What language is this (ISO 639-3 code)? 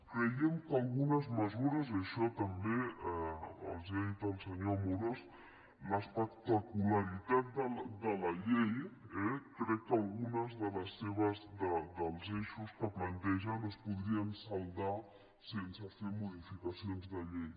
cat